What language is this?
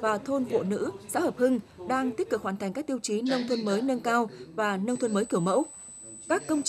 Vietnamese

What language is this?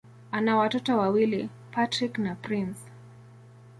Swahili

